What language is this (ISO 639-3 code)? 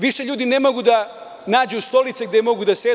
srp